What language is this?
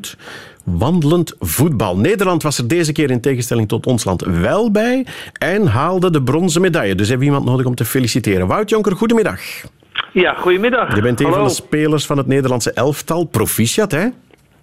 Dutch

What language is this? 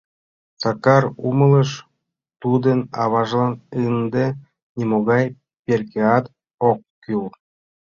Mari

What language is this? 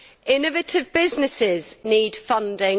English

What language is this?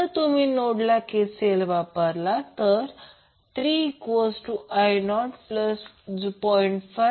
Marathi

